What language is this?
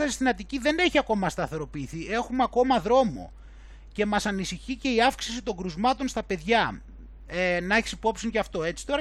Greek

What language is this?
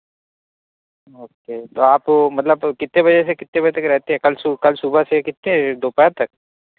Urdu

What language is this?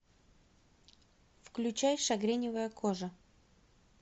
Russian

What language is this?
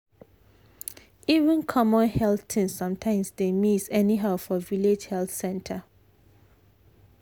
Nigerian Pidgin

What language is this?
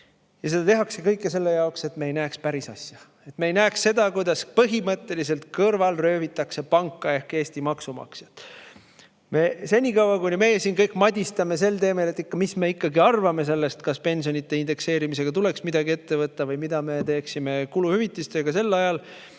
Estonian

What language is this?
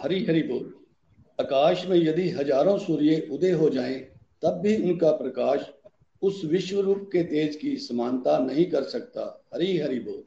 Hindi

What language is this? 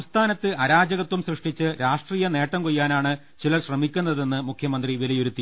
Malayalam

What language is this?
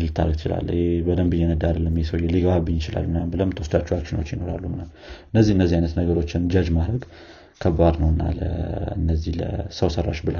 Amharic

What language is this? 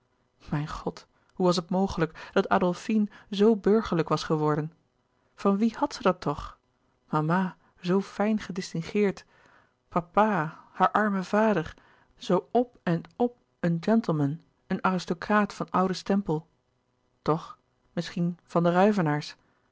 Dutch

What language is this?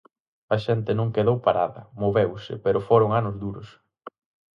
Galician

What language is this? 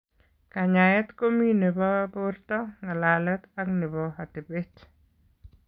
Kalenjin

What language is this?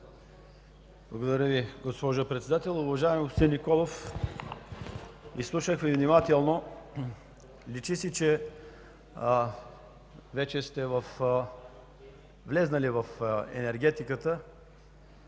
Bulgarian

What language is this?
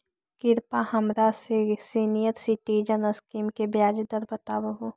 Magahi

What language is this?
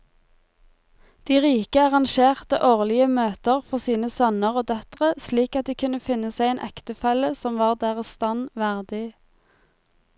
Norwegian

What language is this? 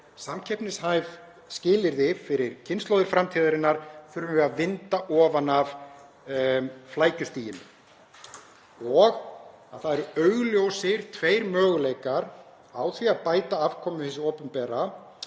Icelandic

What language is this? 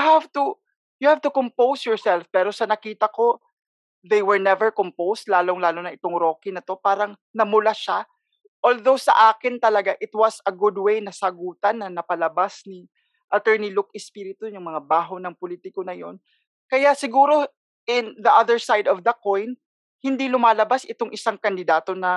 Filipino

